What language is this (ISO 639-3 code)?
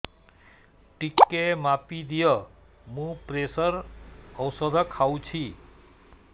ori